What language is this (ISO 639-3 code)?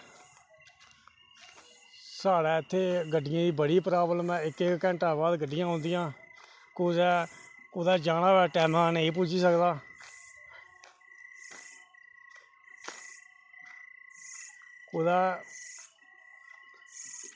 doi